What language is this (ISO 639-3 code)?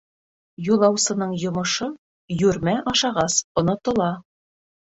bak